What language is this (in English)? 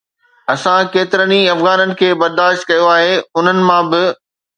Sindhi